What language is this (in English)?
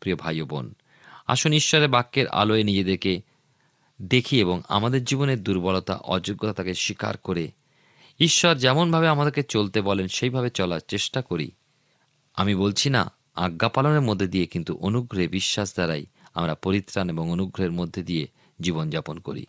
Bangla